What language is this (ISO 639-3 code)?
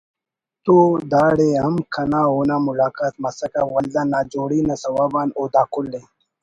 brh